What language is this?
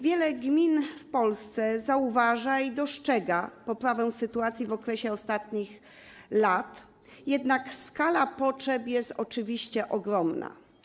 Polish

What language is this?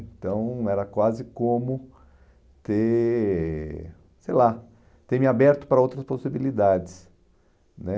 Portuguese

